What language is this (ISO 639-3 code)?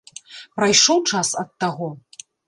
bel